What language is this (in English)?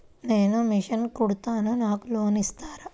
Telugu